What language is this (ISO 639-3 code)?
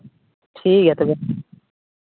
sat